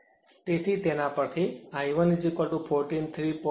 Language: Gujarati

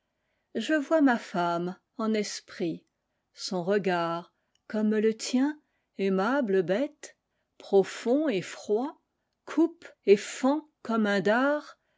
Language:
French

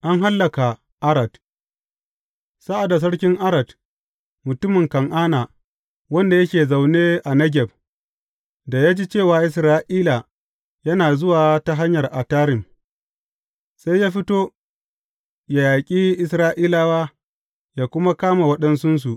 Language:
Hausa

